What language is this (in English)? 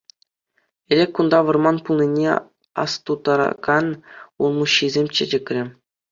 Chuvash